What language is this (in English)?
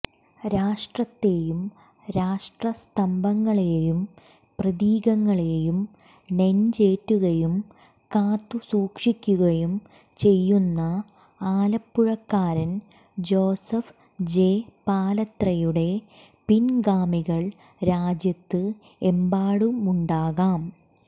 Malayalam